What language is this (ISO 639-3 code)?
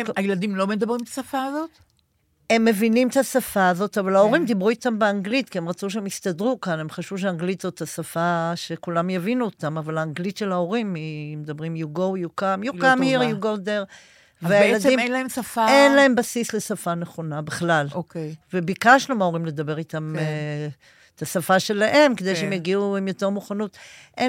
heb